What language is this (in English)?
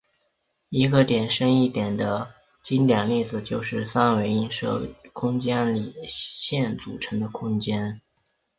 Chinese